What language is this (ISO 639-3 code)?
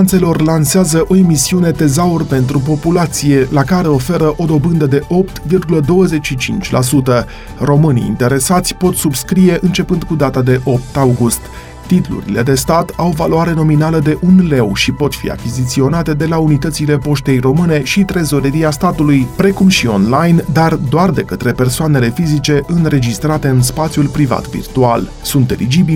ron